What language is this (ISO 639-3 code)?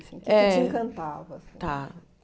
por